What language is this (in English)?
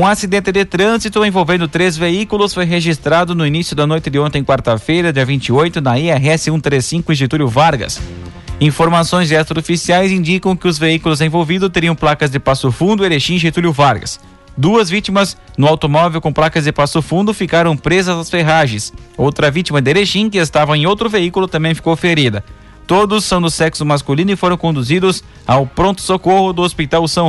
Portuguese